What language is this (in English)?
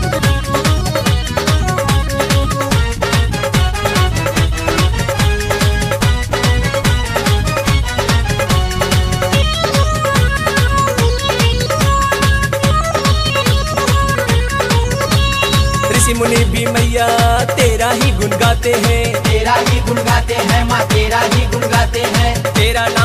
Hindi